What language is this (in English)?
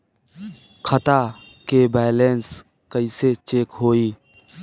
Bhojpuri